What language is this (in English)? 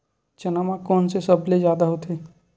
Chhattisgarhi